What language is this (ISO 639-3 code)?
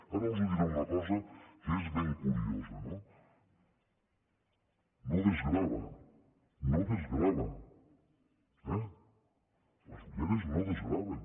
cat